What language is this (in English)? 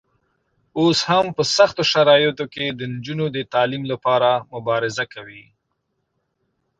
Pashto